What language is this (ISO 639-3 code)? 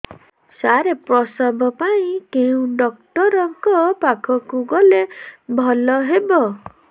ori